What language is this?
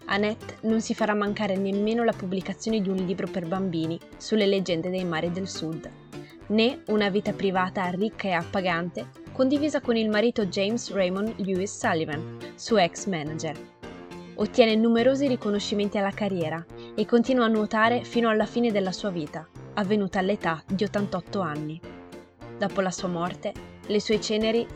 Italian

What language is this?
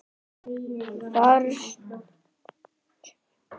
Icelandic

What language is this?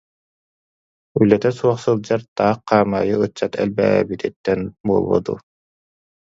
Yakut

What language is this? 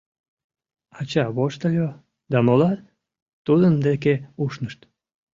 Mari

